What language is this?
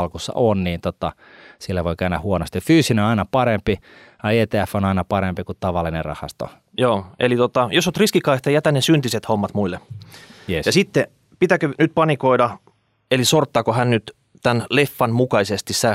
Finnish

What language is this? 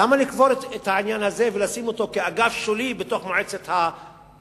Hebrew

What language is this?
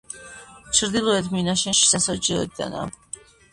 Georgian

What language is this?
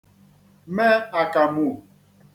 Igbo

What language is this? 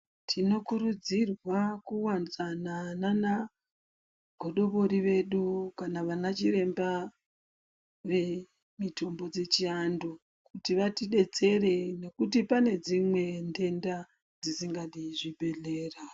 Ndau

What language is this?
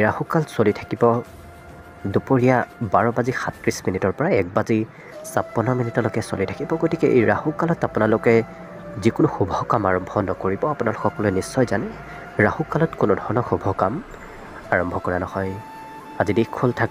Korean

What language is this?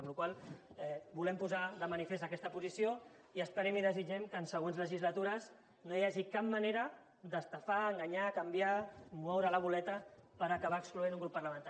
Catalan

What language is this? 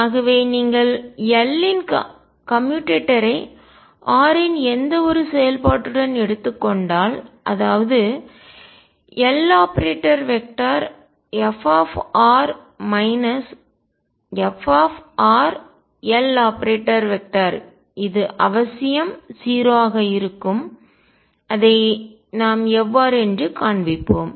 Tamil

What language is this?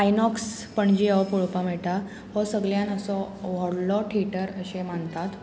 Konkani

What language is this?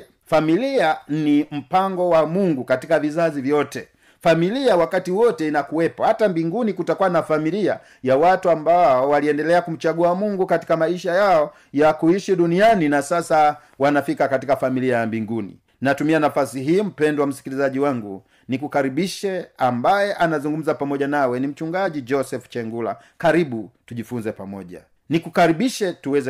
Swahili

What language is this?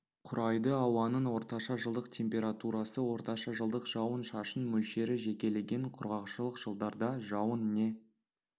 Kazakh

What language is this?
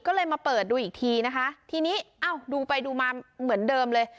Thai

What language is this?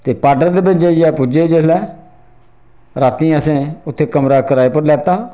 Dogri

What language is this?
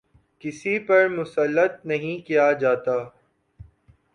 Urdu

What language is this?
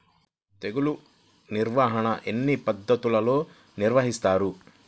Telugu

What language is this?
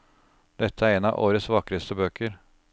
Norwegian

